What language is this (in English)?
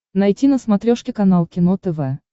Russian